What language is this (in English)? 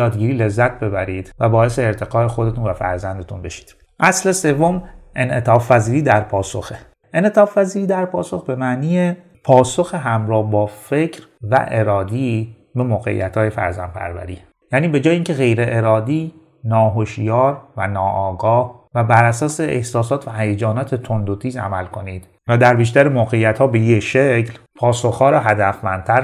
Persian